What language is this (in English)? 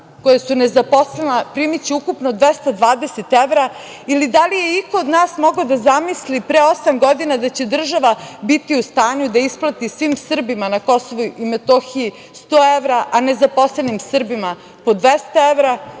Serbian